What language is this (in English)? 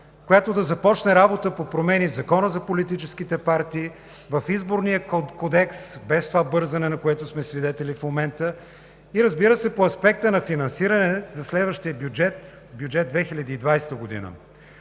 Bulgarian